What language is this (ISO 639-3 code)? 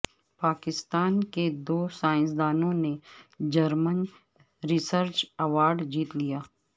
urd